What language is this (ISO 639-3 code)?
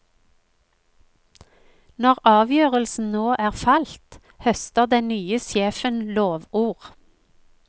nor